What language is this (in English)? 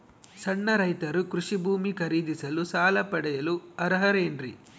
Kannada